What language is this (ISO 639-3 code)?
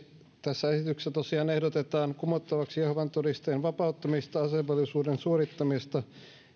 fin